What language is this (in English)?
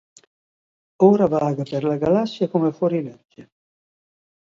Italian